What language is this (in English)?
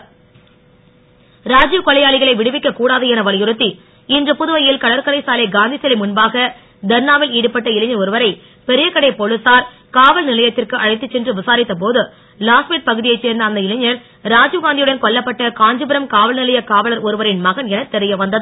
Tamil